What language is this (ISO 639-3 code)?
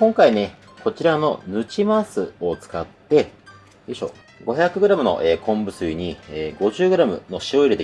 jpn